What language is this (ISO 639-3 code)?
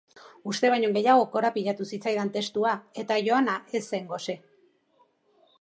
eus